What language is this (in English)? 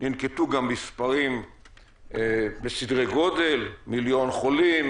Hebrew